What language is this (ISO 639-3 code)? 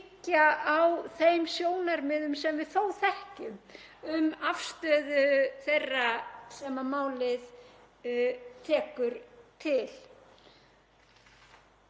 isl